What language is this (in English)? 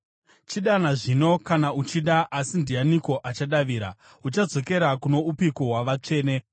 Shona